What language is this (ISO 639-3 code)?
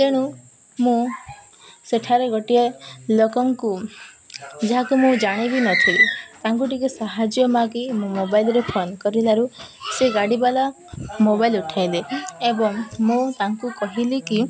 ori